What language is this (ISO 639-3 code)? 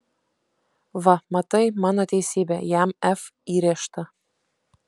lit